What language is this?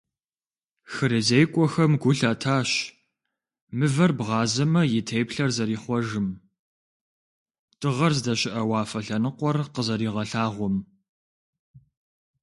Kabardian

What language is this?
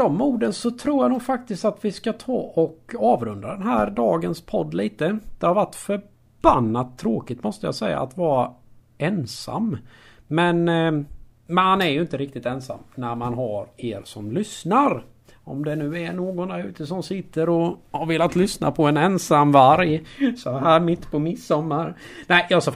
Swedish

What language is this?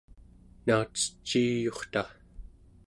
Central Yupik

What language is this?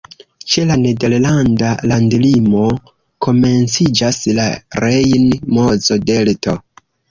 Esperanto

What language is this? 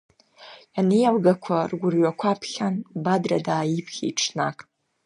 Abkhazian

